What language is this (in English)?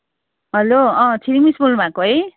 Nepali